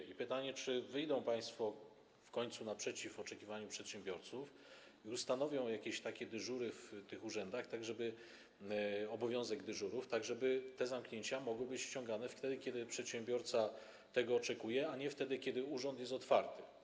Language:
Polish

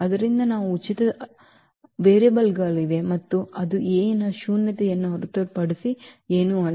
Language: Kannada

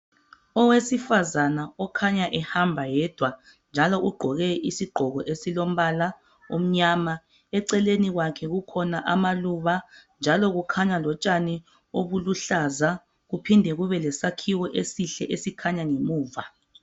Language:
North Ndebele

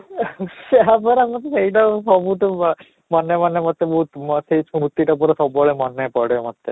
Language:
Odia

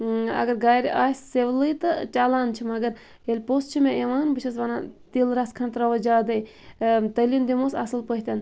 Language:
Kashmiri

